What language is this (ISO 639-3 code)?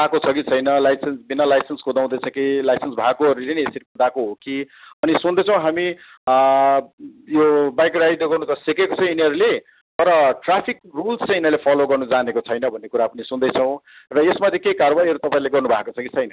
nep